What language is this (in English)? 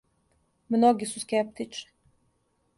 Serbian